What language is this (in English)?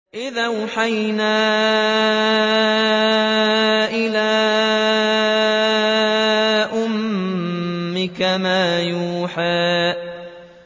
Arabic